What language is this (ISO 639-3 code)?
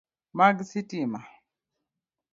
luo